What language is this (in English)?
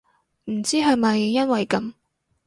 Cantonese